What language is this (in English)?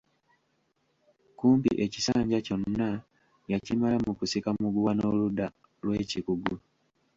Ganda